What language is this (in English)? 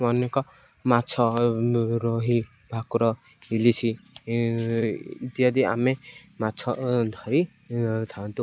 Odia